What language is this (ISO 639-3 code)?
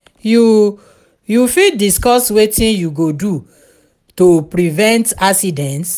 pcm